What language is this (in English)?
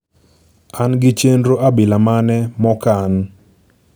Luo (Kenya and Tanzania)